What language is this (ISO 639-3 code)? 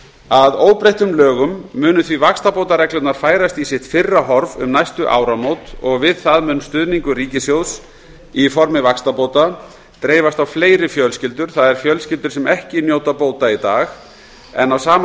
isl